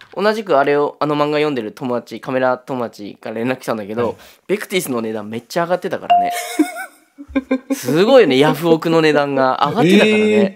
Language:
Japanese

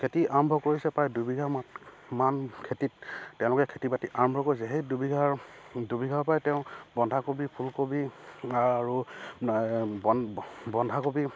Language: Assamese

